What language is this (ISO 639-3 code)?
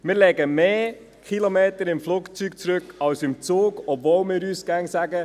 gsw